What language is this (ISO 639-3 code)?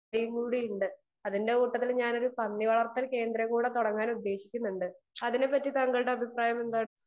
mal